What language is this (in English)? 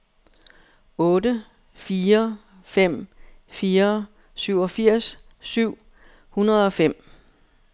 Danish